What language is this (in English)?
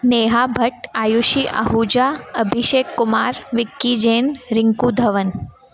Sindhi